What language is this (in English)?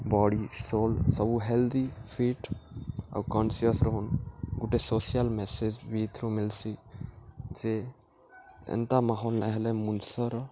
Odia